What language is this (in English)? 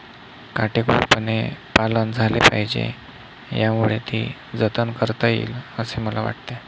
Marathi